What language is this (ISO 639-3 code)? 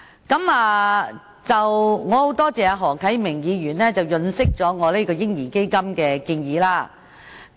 yue